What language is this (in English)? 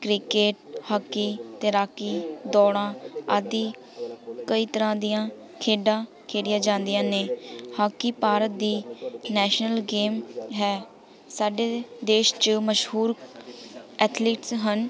Punjabi